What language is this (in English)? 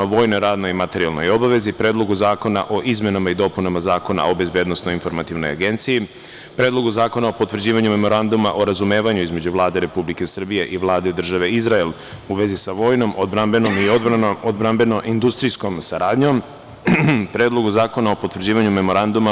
Serbian